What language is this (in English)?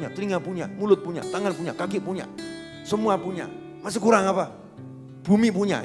Indonesian